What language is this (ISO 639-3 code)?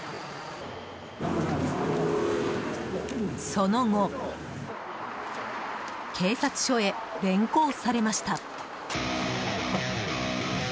jpn